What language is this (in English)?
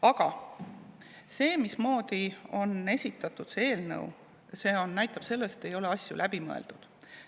Estonian